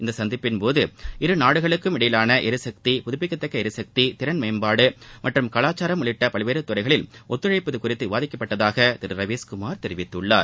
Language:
Tamil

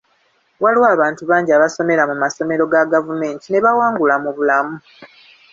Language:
Ganda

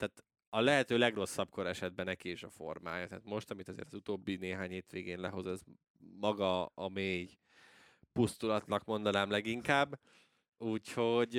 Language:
Hungarian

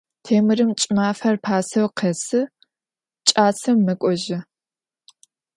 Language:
Adyghe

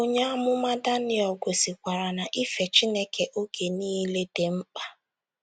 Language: Igbo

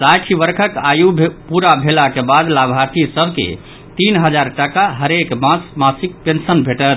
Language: Maithili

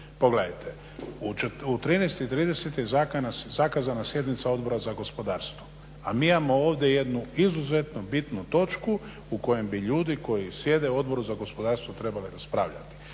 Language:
Croatian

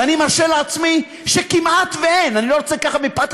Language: Hebrew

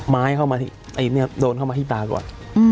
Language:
Thai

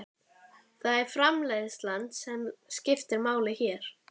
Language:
Icelandic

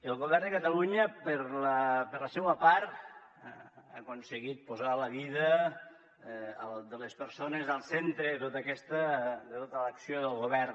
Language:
Catalan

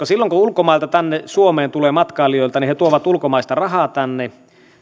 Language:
Finnish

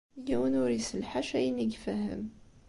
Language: Kabyle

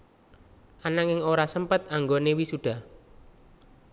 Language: Javanese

